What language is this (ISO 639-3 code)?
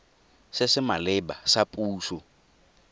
tsn